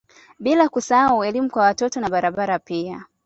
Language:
Swahili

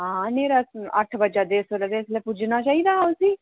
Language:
Dogri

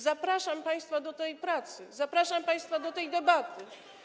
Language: Polish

